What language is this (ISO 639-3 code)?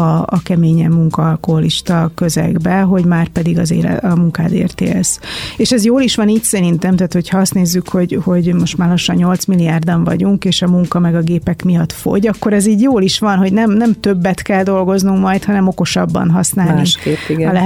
hun